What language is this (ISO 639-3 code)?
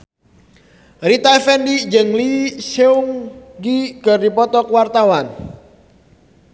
sun